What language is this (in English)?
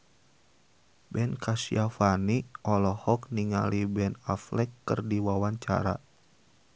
Sundanese